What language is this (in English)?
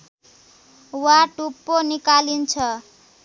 Nepali